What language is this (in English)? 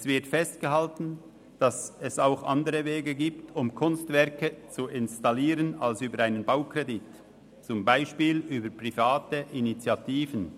Swiss German